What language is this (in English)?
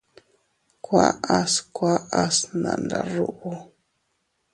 Teutila Cuicatec